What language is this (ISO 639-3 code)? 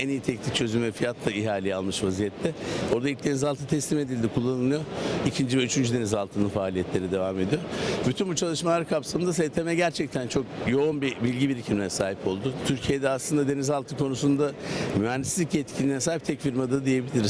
tur